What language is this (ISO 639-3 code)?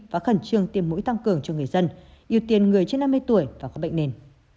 vie